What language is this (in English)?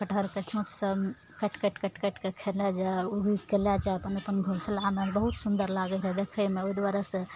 Maithili